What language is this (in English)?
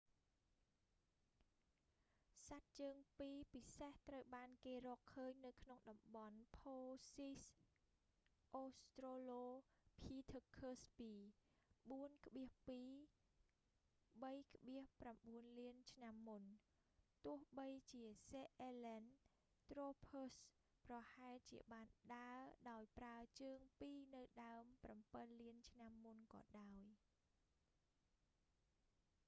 Khmer